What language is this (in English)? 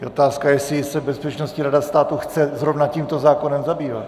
Czech